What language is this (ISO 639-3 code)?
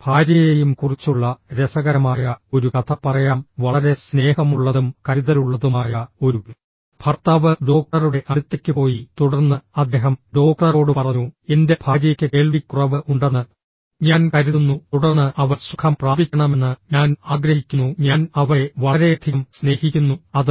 mal